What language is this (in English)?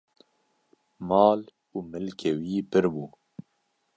Kurdish